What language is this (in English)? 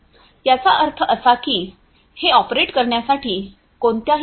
Marathi